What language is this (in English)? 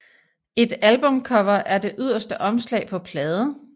Danish